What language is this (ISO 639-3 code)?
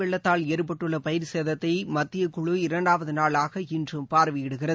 tam